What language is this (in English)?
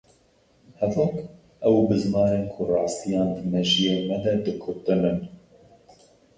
Kurdish